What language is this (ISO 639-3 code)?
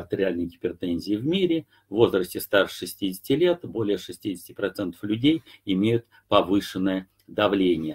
rus